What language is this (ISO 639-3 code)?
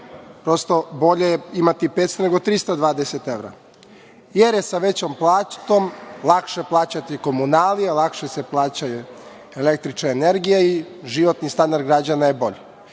srp